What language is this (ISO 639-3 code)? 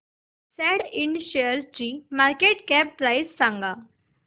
mar